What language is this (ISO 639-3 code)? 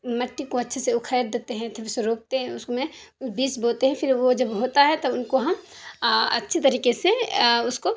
urd